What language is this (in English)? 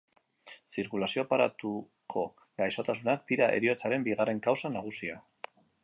Basque